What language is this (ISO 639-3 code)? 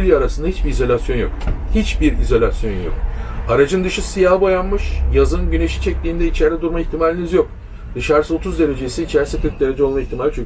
tur